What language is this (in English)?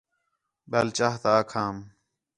Khetrani